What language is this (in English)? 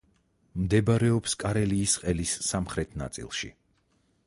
Georgian